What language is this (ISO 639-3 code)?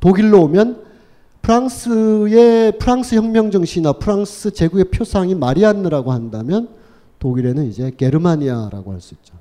kor